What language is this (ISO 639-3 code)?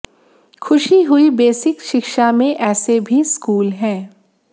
hin